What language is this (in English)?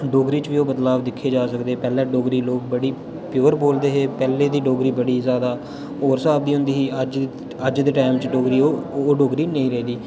Dogri